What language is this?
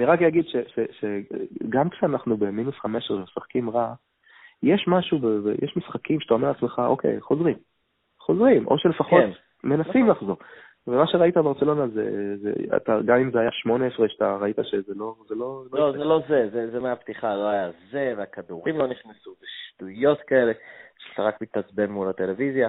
Hebrew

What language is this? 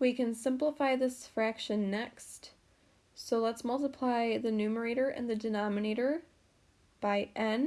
English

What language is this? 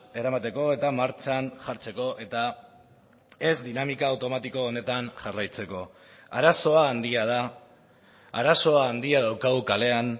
Basque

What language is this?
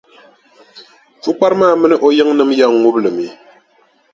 Dagbani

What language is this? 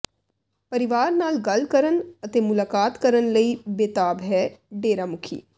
Punjabi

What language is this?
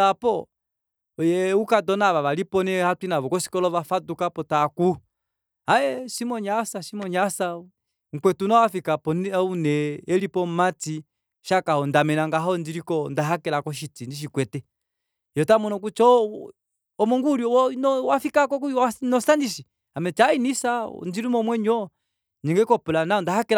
Kuanyama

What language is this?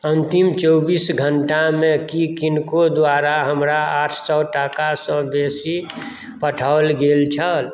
Maithili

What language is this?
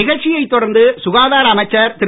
Tamil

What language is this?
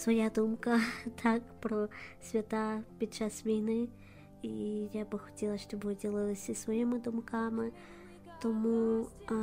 Ukrainian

